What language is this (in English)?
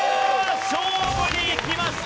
Japanese